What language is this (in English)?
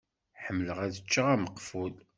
Kabyle